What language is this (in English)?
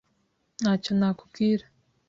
Kinyarwanda